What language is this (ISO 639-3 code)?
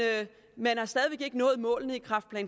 dan